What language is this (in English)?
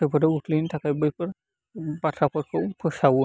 Bodo